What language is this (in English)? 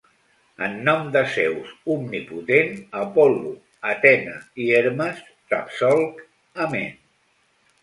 Catalan